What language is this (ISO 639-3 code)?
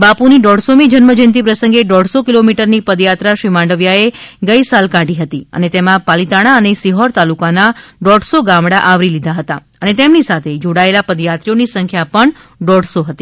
guj